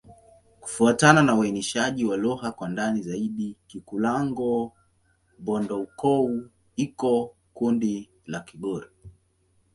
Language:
Swahili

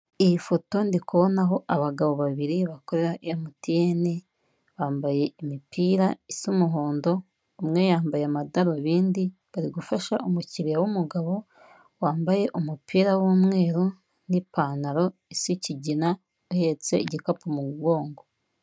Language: Kinyarwanda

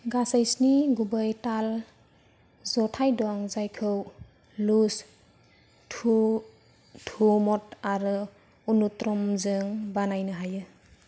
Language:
Bodo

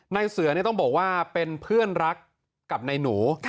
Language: Thai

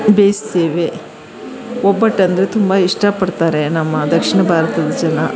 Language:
Kannada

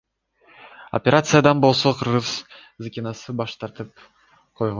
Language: Kyrgyz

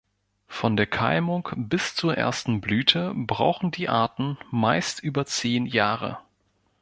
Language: German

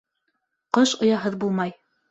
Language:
Bashkir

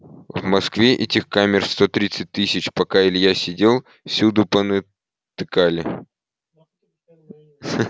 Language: Russian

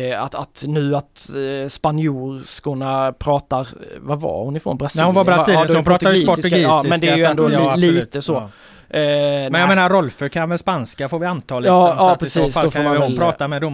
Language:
Swedish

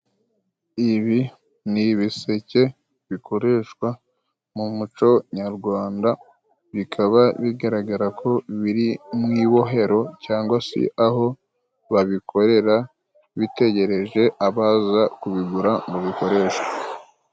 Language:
Kinyarwanda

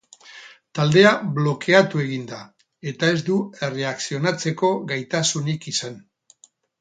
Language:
Basque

